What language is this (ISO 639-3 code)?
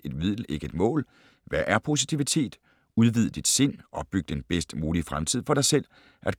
dan